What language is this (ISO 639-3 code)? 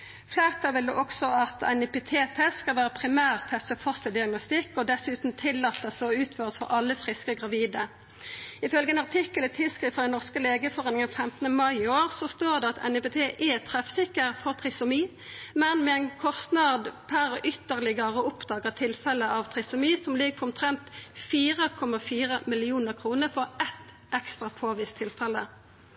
nno